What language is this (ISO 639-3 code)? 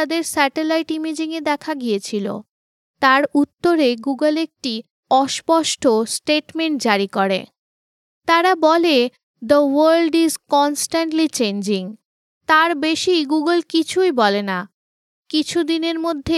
ben